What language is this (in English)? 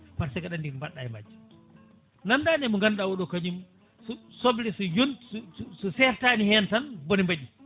Fula